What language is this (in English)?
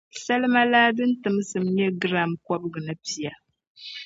Dagbani